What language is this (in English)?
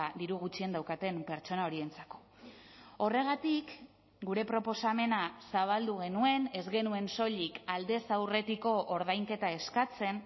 Basque